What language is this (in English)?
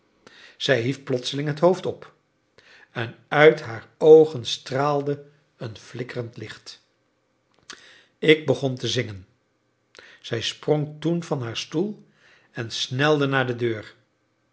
Dutch